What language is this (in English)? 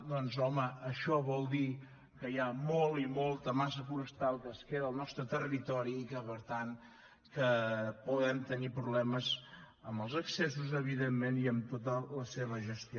Catalan